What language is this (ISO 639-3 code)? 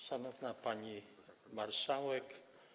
pol